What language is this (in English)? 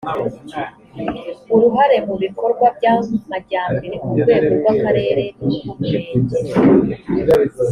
Kinyarwanda